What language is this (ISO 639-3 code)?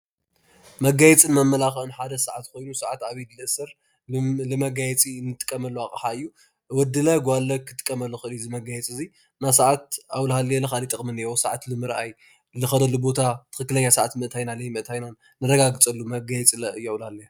tir